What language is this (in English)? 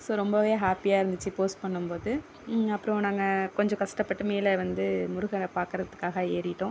Tamil